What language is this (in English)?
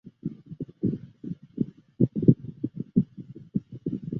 Chinese